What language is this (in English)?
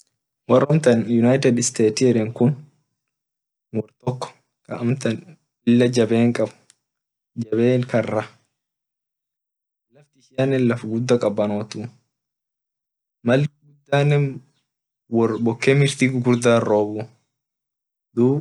Orma